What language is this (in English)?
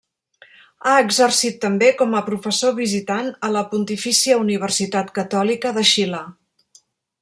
Catalan